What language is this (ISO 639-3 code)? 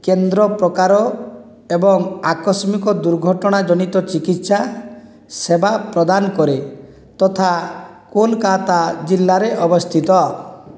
ori